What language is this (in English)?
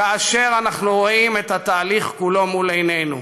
Hebrew